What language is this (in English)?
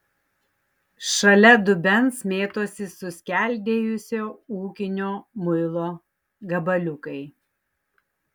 Lithuanian